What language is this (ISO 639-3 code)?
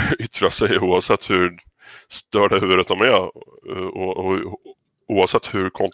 swe